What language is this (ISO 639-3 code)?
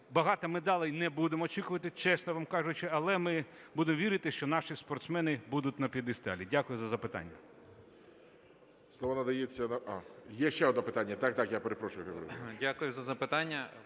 ukr